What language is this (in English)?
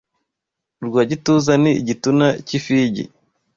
Kinyarwanda